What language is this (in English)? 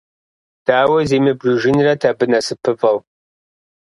Kabardian